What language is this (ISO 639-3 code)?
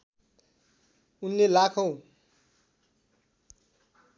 nep